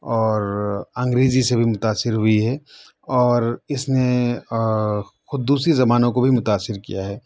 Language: Urdu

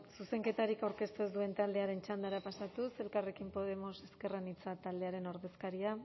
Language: Basque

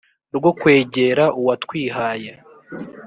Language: Kinyarwanda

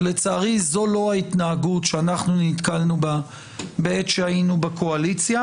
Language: Hebrew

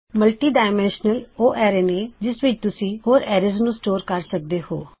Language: Punjabi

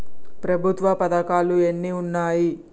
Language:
Telugu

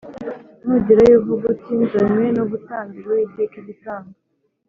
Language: Kinyarwanda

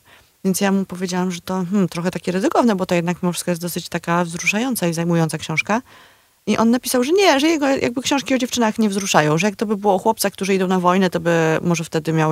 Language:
Polish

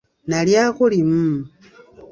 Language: Ganda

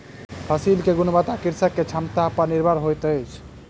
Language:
Maithili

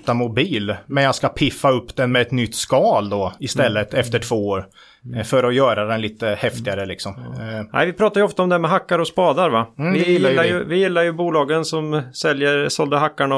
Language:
Swedish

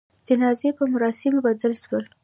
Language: Pashto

